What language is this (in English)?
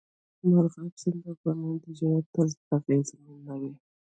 Pashto